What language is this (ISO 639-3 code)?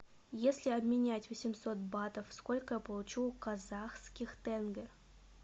rus